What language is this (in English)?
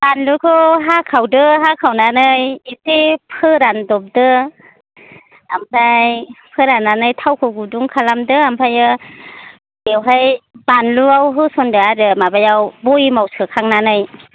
Bodo